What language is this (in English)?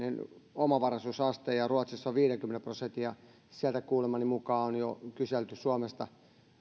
Finnish